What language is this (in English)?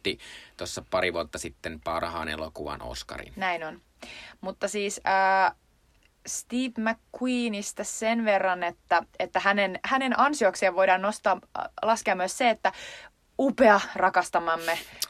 Finnish